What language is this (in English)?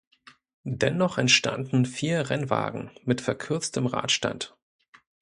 German